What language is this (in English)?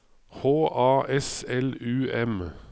Norwegian